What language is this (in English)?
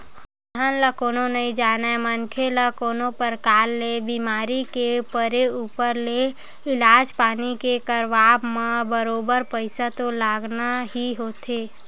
Chhattisgarhi